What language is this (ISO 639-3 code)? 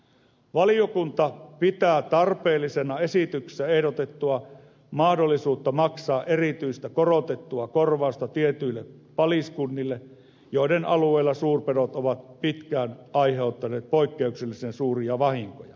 fin